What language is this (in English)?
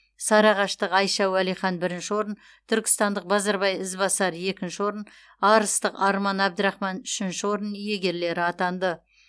Kazakh